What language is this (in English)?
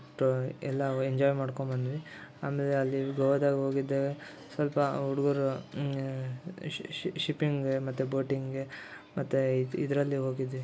Kannada